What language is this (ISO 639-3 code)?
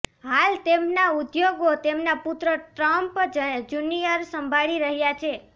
guj